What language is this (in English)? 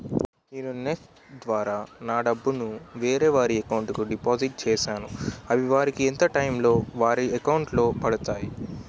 Telugu